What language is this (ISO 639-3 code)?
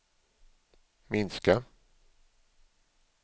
swe